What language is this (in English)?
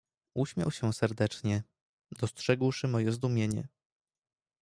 Polish